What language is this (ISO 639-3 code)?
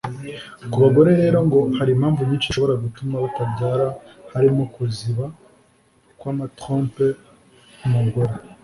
kin